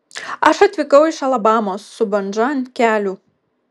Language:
Lithuanian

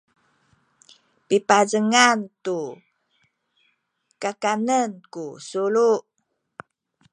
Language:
Sakizaya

